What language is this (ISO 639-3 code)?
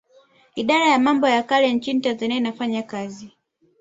swa